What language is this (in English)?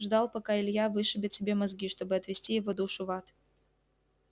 Russian